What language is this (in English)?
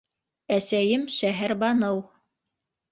Bashkir